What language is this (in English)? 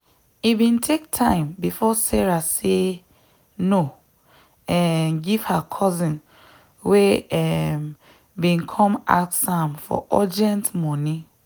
Nigerian Pidgin